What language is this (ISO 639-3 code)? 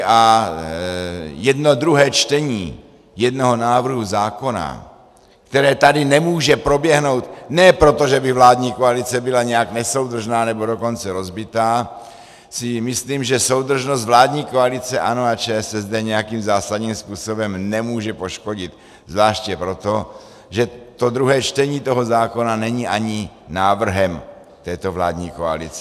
ces